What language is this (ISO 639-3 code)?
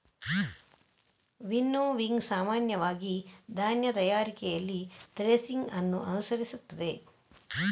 kan